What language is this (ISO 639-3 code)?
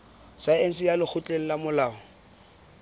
sot